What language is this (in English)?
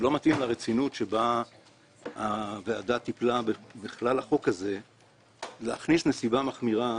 Hebrew